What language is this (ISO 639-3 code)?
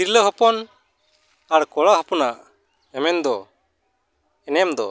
sat